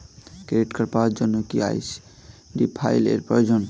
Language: Bangla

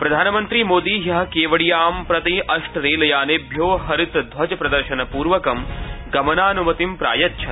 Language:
Sanskrit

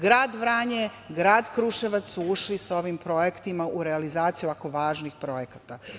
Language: Serbian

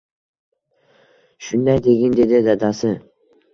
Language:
Uzbek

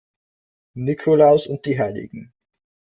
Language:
German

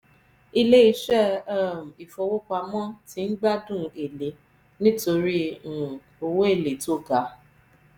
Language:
Yoruba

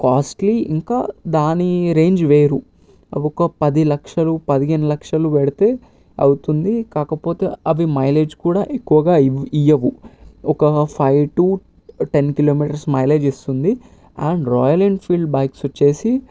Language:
Telugu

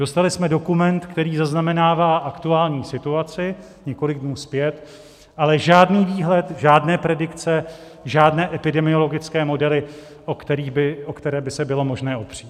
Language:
Czech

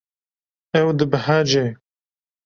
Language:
Kurdish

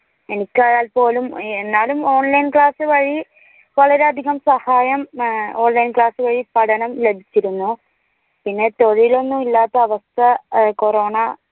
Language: Malayalam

